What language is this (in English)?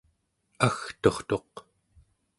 Central Yupik